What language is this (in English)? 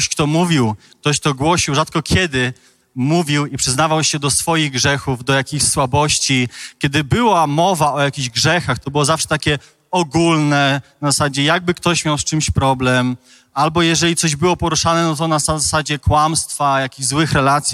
Polish